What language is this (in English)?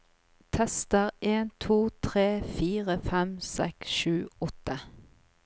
Norwegian